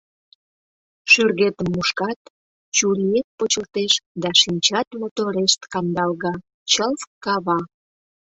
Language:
Mari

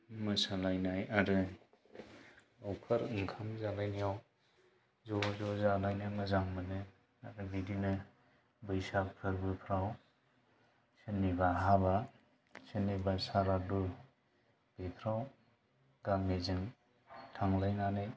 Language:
Bodo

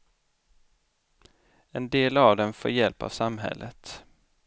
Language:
Swedish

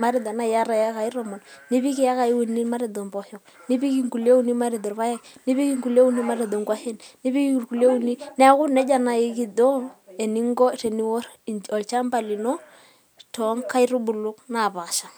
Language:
Masai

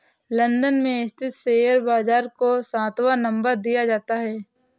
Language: Hindi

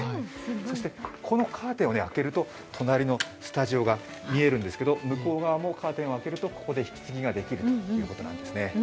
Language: Japanese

